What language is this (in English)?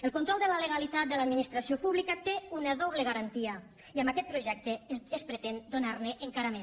Catalan